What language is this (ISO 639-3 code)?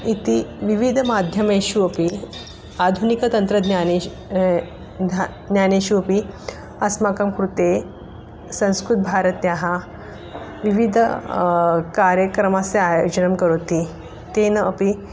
san